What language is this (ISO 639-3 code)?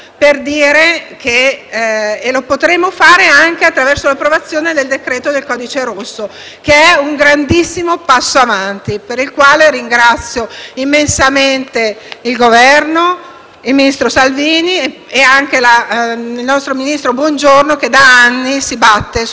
ita